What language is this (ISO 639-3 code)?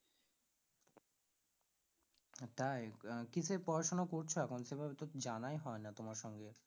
ben